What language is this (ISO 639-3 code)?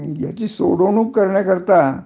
mar